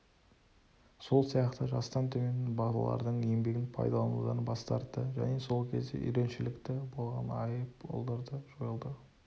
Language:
Kazakh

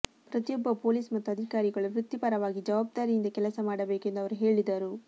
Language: Kannada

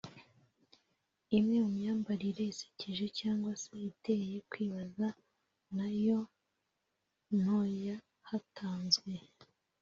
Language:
Kinyarwanda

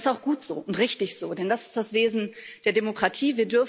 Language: German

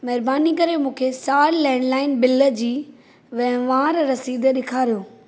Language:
Sindhi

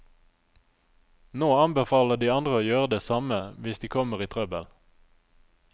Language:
Norwegian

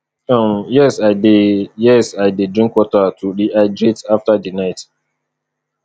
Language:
Nigerian Pidgin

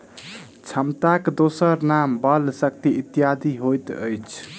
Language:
Maithili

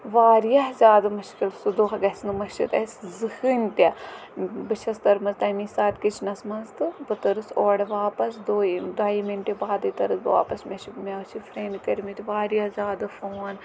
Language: Kashmiri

